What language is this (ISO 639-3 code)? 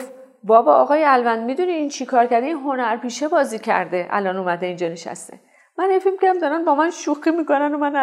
fas